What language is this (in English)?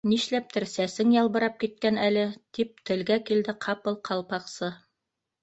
Bashkir